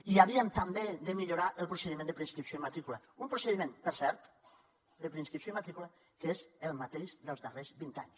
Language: Catalan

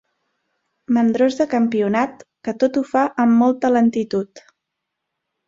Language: Catalan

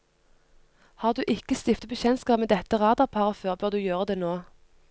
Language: Norwegian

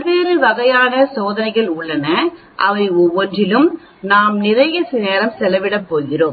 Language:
Tamil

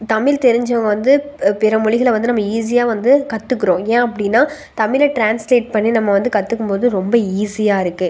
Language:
Tamil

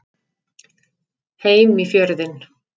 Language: Icelandic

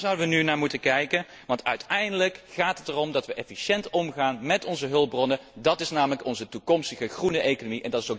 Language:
Dutch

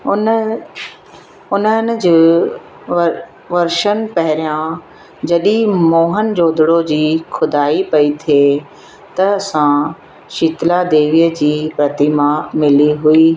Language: Sindhi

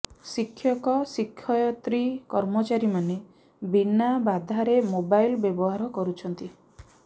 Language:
Odia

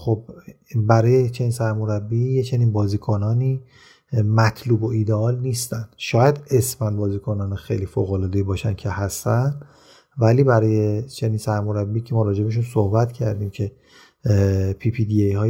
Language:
Persian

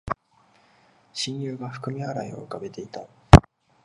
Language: Japanese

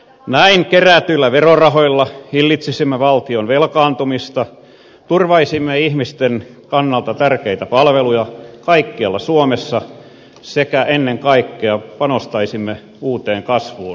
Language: Finnish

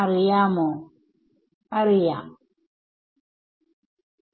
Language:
Malayalam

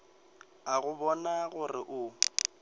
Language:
Northern Sotho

